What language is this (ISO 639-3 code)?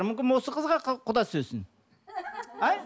kaz